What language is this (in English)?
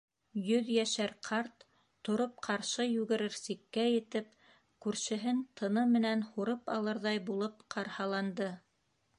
Bashkir